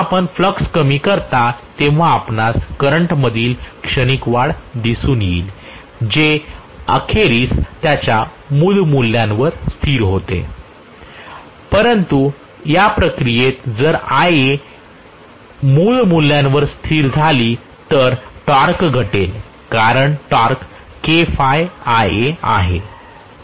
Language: Marathi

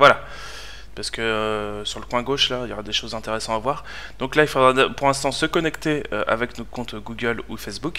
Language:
French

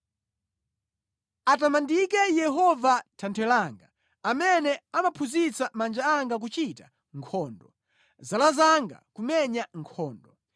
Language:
Nyanja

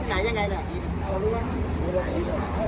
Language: Thai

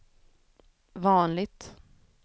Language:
Swedish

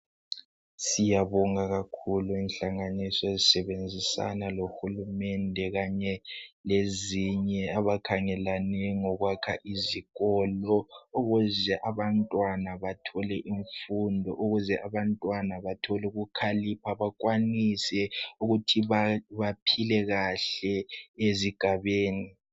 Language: North Ndebele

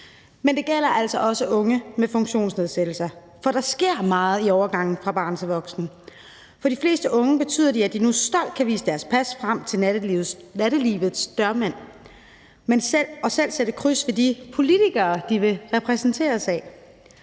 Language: Danish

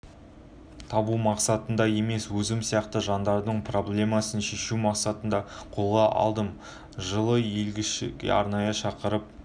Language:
Kazakh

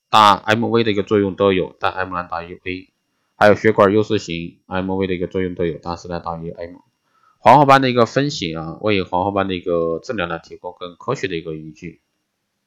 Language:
Chinese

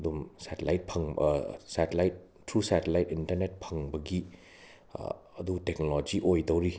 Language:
Manipuri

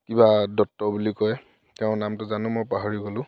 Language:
Assamese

